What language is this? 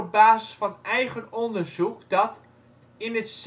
Dutch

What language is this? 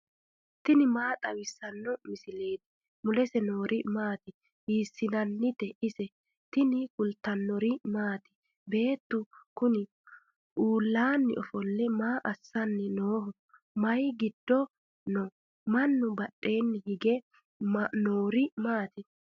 Sidamo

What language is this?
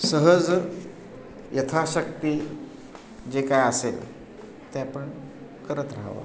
Marathi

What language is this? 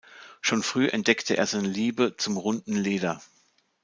German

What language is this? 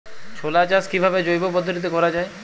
Bangla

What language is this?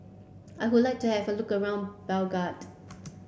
English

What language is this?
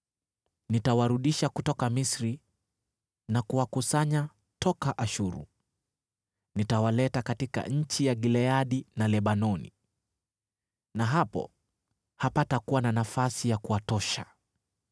Swahili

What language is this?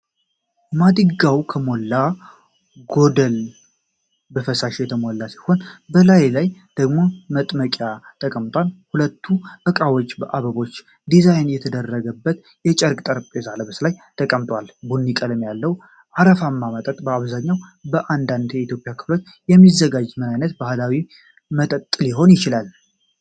Amharic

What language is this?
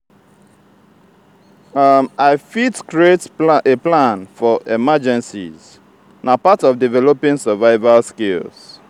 Nigerian Pidgin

